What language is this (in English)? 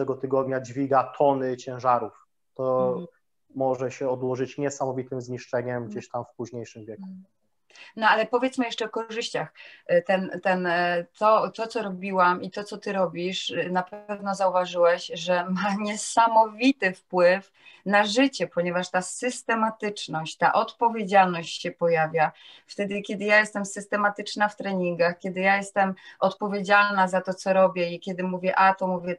Polish